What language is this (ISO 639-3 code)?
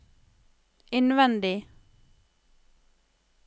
nor